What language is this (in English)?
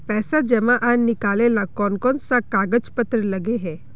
Magahi